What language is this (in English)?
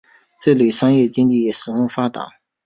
Chinese